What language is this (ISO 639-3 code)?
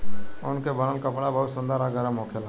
bho